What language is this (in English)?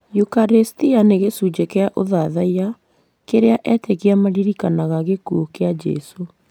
Kikuyu